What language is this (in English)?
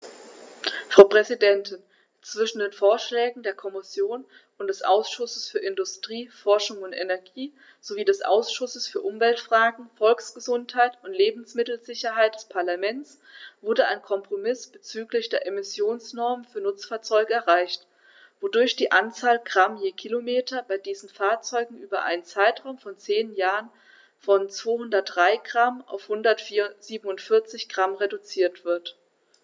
German